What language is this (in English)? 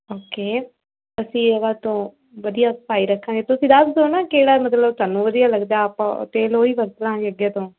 Punjabi